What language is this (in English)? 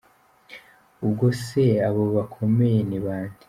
Kinyarwanda